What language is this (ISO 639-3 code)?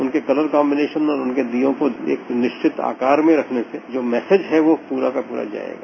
hin